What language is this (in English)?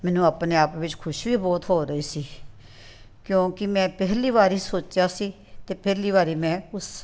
Punjabi